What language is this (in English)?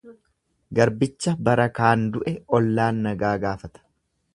Oromo